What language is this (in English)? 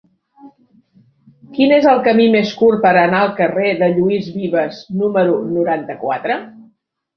Catalan